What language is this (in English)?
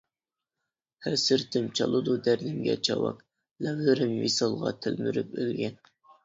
Uyghur